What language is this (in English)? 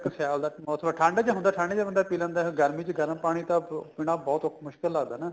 Punjabi